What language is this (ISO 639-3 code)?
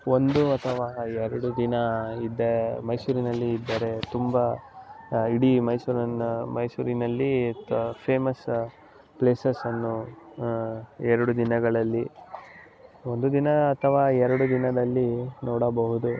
kan